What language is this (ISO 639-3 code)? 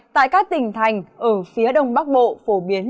vie